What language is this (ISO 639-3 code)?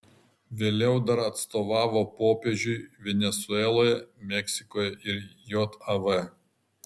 lit